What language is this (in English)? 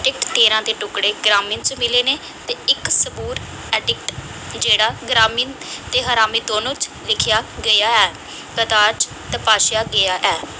Dogri